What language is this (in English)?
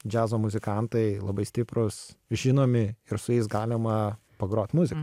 Lithuanian